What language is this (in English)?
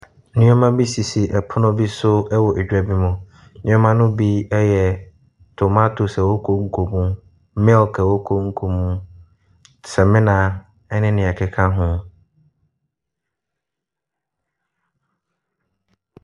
Akan